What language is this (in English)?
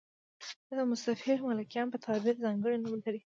Pashto